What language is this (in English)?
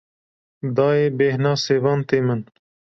Kurdish